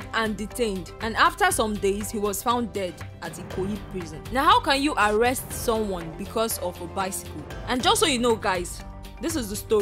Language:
English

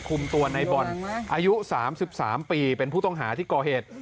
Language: Thai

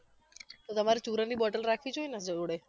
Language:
Gujarati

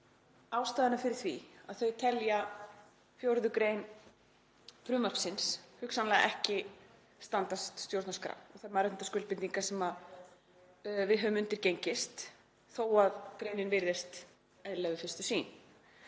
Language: Icelandic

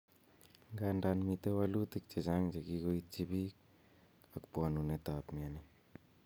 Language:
Kalenjin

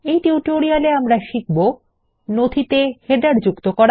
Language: Bangla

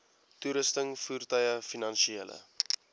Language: Afrikaans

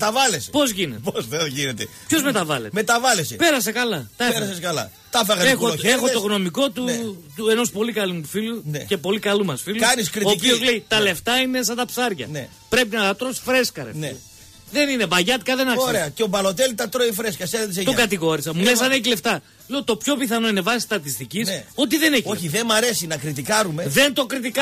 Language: Greek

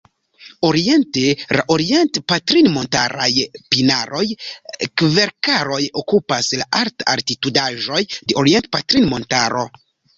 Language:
Esperanto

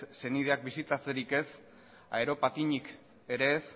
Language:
Basque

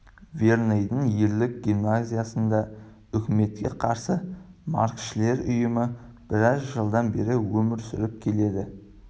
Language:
Kazakh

